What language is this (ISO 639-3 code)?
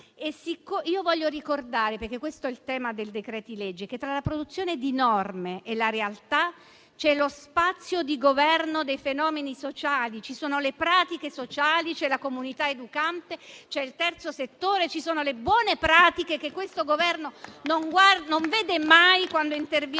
ita